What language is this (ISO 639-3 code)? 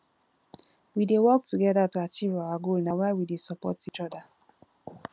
pcm